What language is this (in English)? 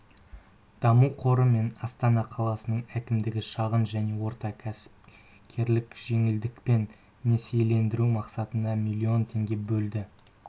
Kazakh